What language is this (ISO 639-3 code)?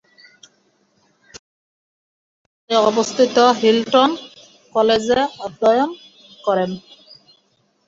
ben